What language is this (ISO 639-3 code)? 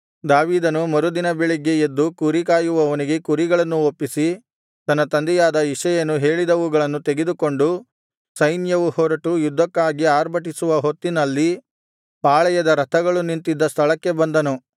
kan